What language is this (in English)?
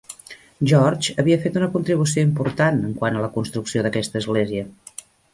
Catalan